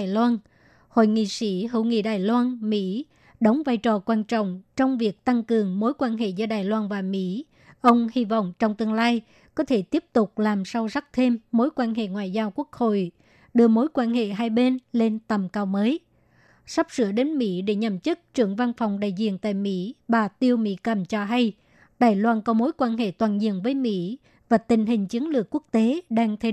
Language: Vietnamese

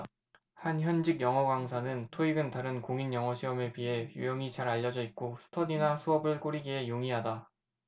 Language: Korean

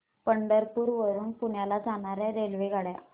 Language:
Marathi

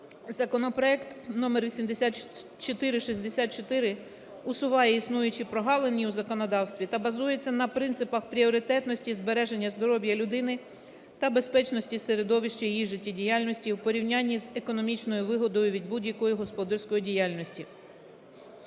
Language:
Ukrainian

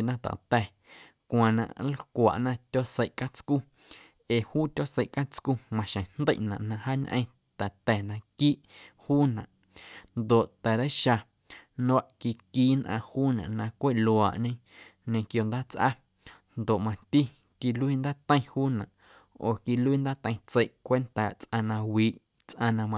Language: Guerrero Amuzgo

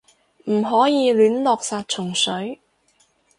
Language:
Cantonese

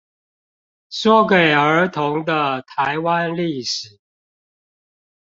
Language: Chinese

